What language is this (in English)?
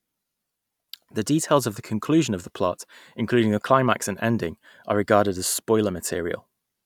English